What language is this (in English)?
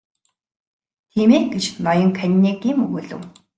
Mongolian